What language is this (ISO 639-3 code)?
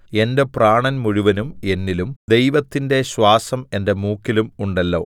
mal